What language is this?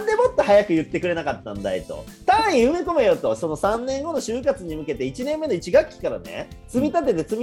Japanese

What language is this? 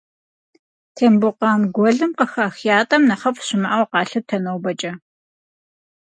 Kabardian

